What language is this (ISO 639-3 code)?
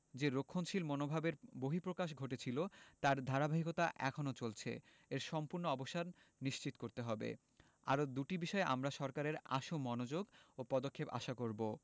ben